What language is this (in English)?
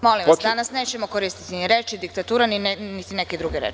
Serbian